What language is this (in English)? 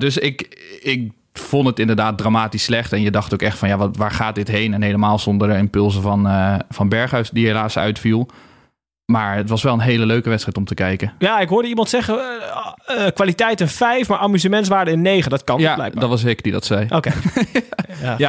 Dutch